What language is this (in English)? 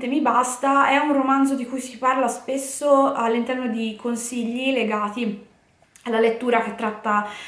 Italian